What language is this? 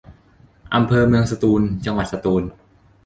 Thai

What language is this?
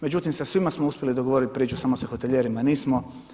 Croatian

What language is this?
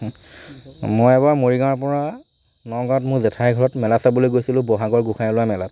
Assamese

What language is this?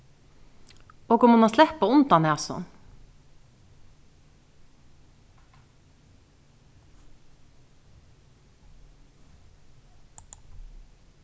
Faroese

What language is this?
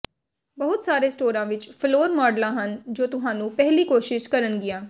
Punjabi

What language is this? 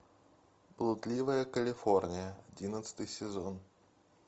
Russian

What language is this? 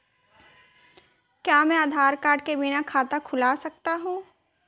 Hindi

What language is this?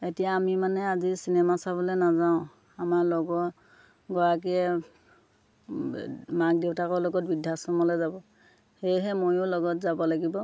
Assamese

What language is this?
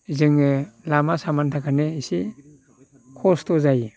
Bodo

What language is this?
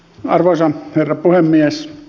Finnish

